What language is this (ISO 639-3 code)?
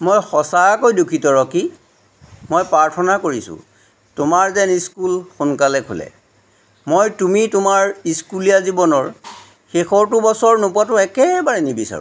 asm